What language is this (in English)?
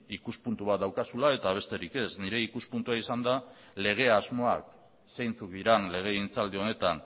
Basque